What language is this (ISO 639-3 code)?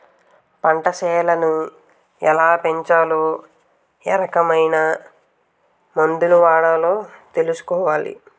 tel